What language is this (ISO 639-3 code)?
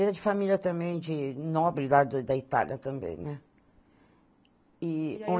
por